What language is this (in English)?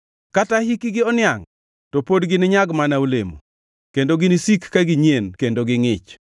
Luo (Kenya and Tanzania)